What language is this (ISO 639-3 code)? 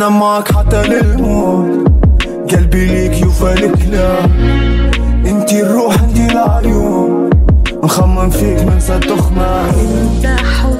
ara